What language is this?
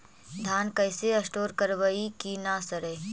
Magahi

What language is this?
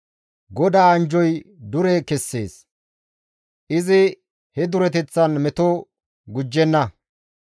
Gamo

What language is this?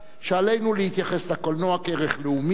Hebrew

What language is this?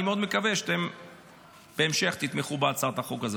Hebrew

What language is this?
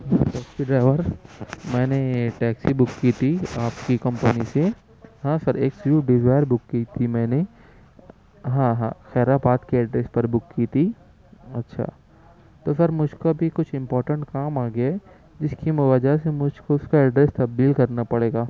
Urdu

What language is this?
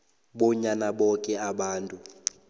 South Ndebele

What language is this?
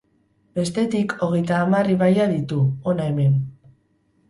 Basque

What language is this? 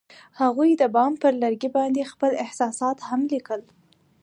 Pashto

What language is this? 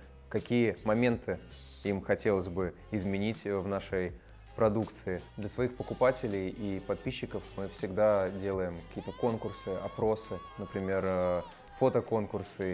Russian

